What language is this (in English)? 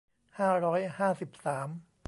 Thai